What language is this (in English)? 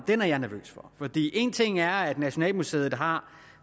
Danish